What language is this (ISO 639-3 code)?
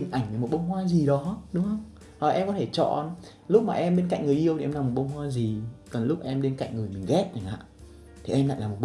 vie